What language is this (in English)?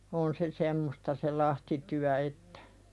Finnish